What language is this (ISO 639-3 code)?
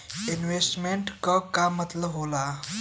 bho